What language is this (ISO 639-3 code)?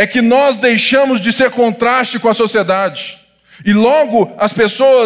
por